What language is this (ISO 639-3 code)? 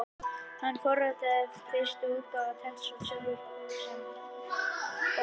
isl